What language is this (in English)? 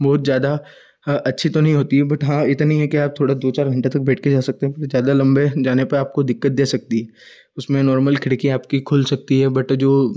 Hindi